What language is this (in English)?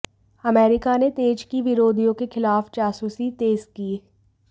Hindi